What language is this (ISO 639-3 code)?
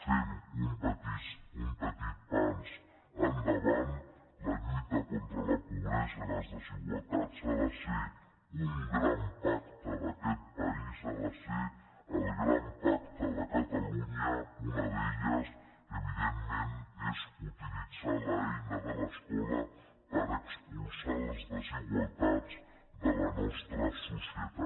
cat